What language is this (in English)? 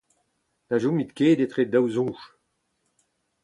Breton